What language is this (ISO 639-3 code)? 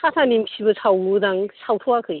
brx